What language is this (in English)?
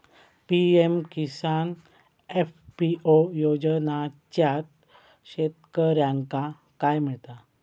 Marathi